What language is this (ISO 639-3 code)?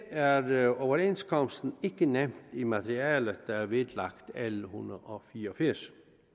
dan